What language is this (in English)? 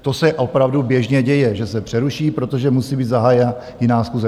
Czech